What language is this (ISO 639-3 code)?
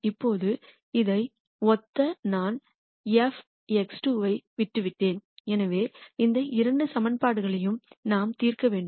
tam